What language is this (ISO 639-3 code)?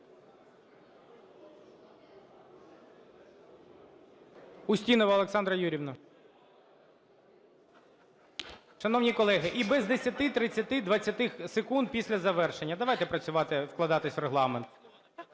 ukr